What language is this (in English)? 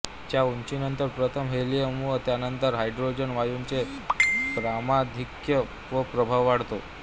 Marathi